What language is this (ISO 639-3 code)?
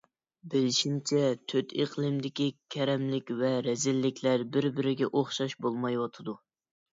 uig